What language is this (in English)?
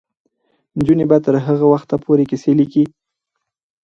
Pashto